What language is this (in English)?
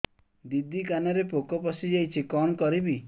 Odia